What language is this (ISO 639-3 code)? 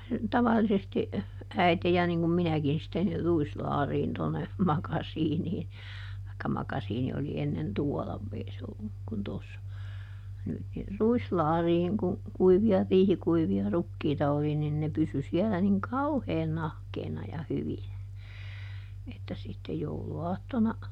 fin